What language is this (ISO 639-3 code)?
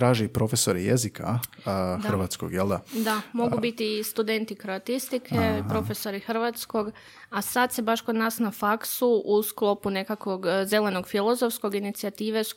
hrv